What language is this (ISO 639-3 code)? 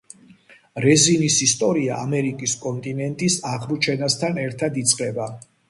kat